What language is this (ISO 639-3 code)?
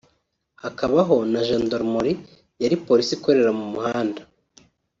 kin